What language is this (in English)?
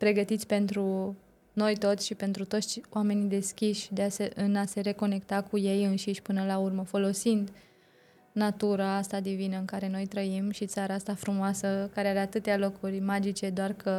Romanian